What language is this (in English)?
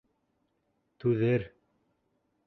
Bashkir